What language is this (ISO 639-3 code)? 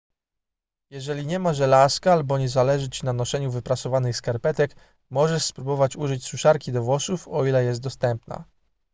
pol